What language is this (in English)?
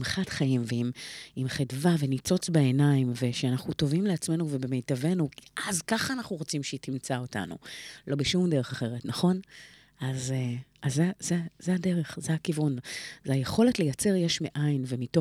Hebrew